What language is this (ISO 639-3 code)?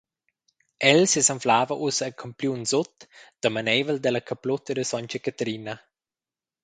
roh